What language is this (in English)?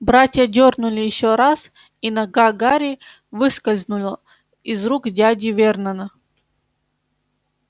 Russian